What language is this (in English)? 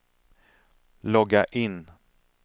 Swedish